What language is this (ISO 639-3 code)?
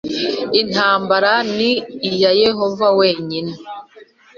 kin